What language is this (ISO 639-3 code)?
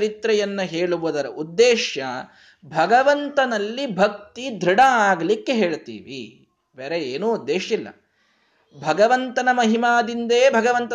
kan